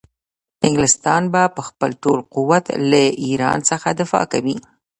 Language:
Pashto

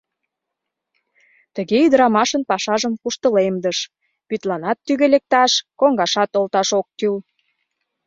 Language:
Mari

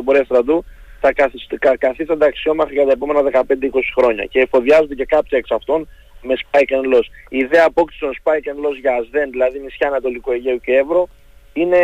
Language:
Greek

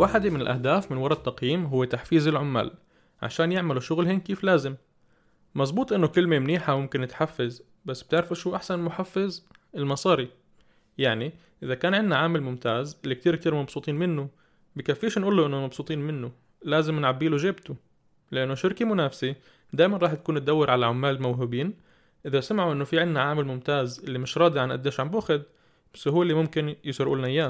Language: Arabic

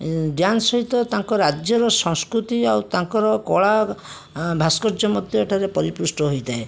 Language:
Odia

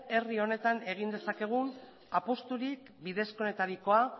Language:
Basque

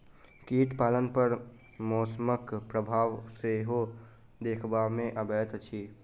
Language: Maithili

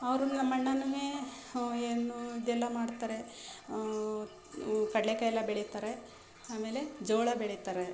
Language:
Kannada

